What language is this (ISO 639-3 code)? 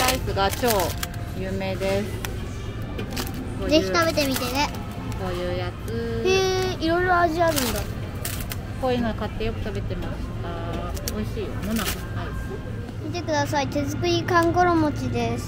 jpn